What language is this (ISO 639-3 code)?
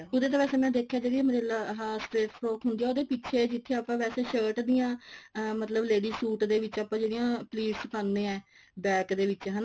pan